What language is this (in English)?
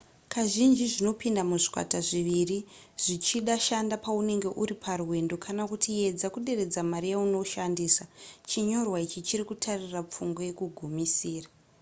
Shona